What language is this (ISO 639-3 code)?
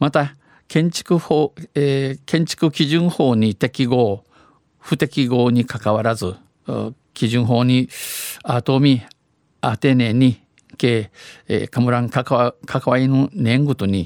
jpn